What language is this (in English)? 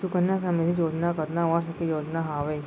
Chhattisgarhi